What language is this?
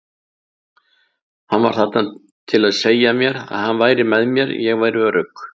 Icelandic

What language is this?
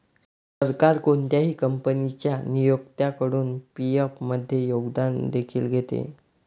Marathi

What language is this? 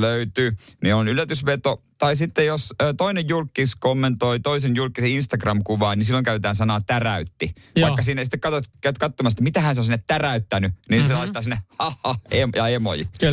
Finnish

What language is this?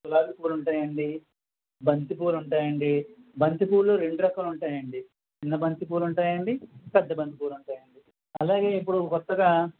Telugu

